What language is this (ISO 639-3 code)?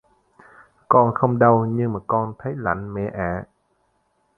vie